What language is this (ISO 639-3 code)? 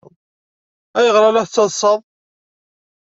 kab